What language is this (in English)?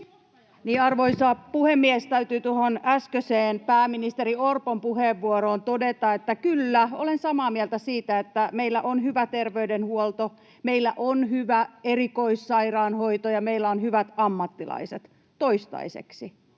Finnish